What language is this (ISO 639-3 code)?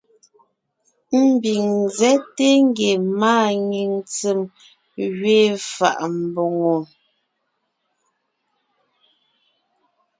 nnh